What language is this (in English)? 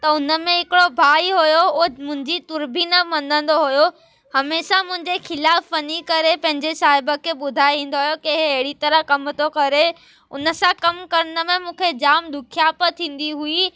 Sindhi